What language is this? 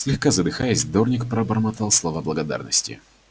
Russian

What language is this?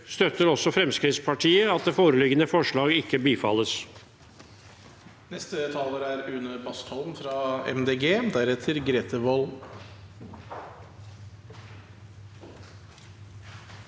Norwegian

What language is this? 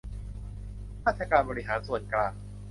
Thai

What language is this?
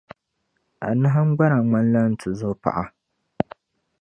Dagbani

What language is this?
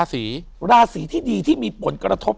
Thai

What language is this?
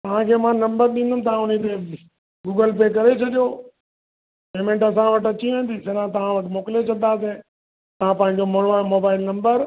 Sindhi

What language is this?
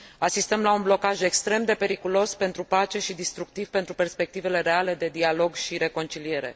Romanian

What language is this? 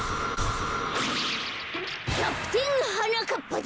Japanese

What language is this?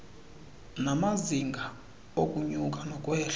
Xhosa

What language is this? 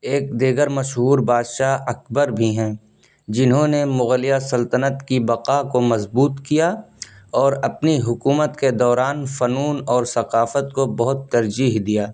Urdu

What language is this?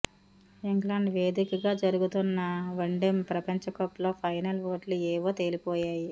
Telugu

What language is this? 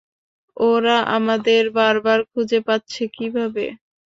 Bangla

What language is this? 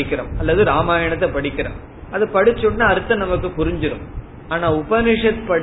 Tamil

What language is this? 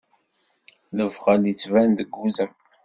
Kabyle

